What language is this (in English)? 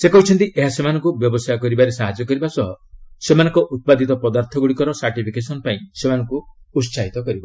Odia